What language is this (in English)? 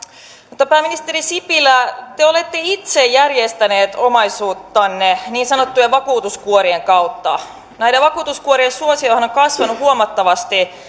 Finnish